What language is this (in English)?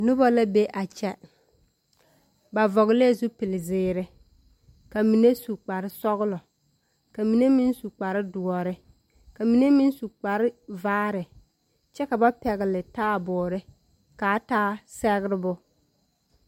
Southern Dagaare